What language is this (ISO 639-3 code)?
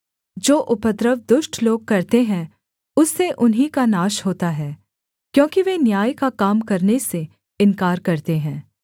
hin